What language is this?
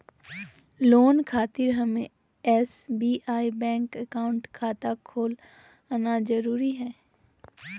Magahi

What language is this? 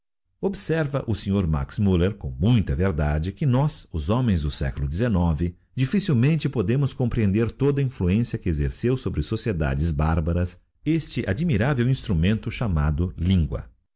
Portuguese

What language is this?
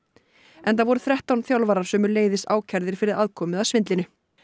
Icelandic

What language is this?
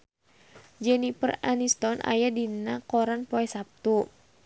Sundanese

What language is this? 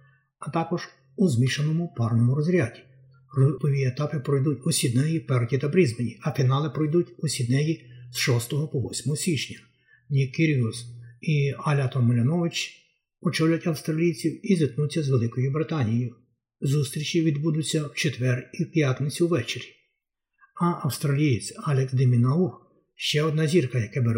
Ukrainian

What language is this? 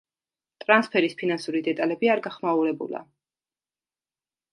Georgian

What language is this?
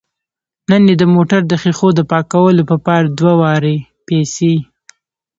Pashto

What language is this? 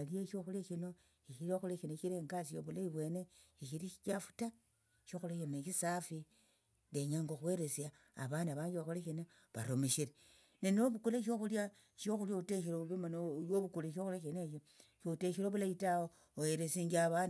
Tsotso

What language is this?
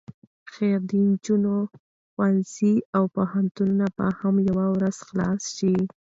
Pashto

